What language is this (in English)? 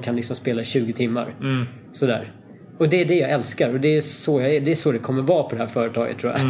Swedish